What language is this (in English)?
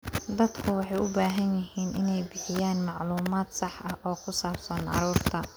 Somali